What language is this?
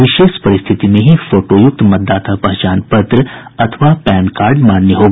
Hindi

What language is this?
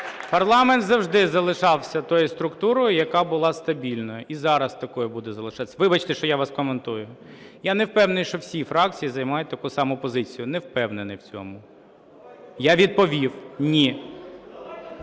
Ukrainian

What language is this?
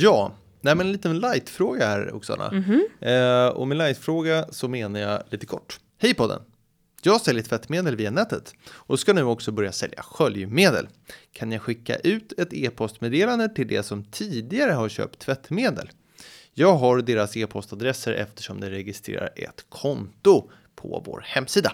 Swedish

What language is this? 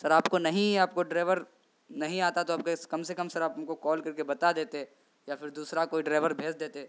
Urdu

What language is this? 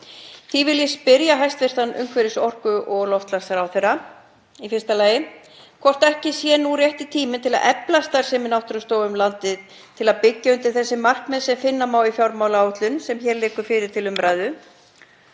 Icelandic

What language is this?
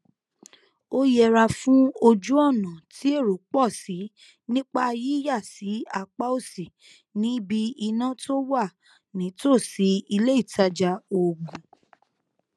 Yoruba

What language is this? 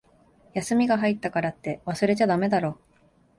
Japanese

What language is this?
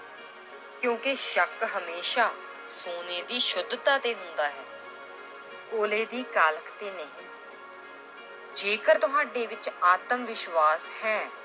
Punjabi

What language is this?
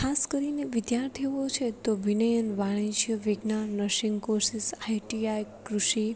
Gujarati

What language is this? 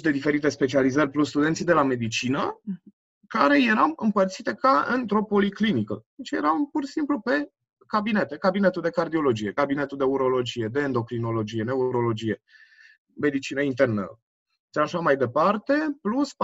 Romanian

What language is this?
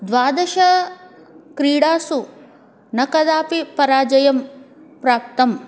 Sanskrit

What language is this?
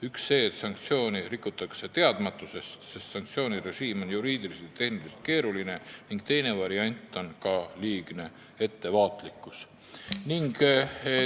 Estonian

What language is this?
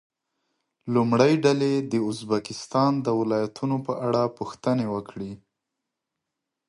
Pashto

